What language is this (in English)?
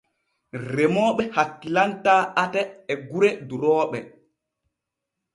Borgu Fulfulde